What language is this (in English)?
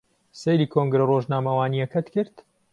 Central Kurdish